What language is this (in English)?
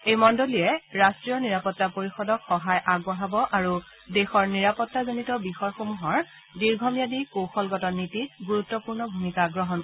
Assamese